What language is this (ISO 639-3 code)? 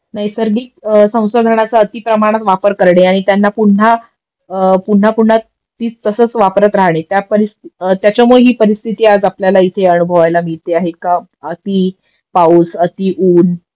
mar